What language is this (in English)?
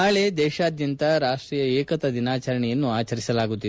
Kannada